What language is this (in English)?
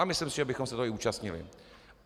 Czech